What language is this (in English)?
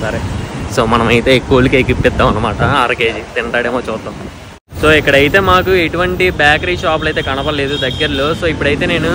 Telugu